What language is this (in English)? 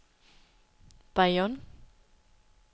Danish